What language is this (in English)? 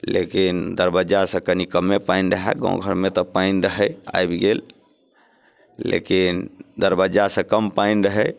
Maithili